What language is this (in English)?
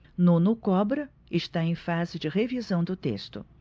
Portuguese